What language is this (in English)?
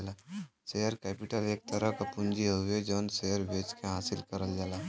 Bhojpuri